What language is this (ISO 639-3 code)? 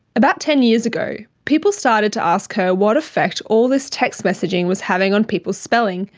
eng